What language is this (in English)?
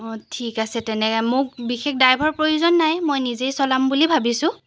Assamese